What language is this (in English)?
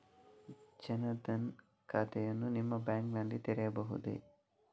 Kannada